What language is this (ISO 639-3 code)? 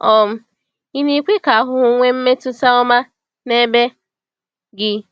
ibo